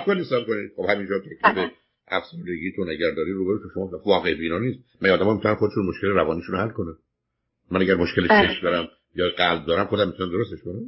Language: Persian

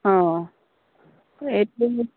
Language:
Assamese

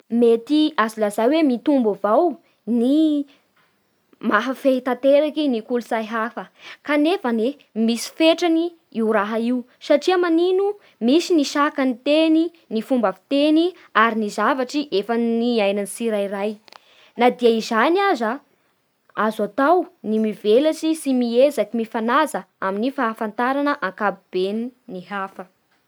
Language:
Bara Malagasy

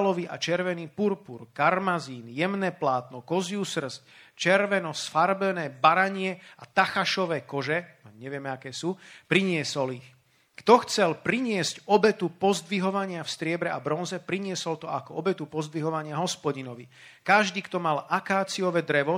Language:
Slovak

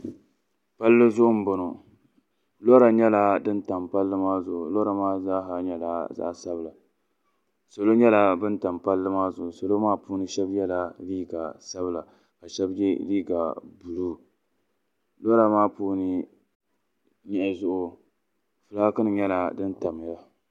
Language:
Dagbani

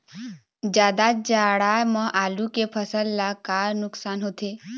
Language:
Chhattisgarhi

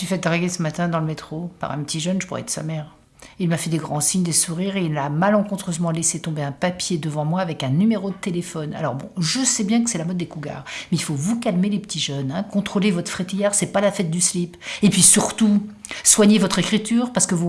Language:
French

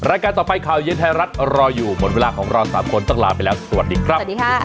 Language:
Thai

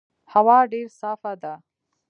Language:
Pashto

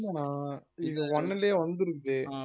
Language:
Tamil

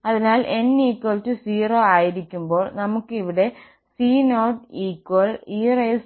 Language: Malayalam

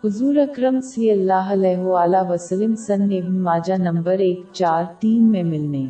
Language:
Urdu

